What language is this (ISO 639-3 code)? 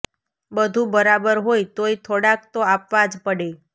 guj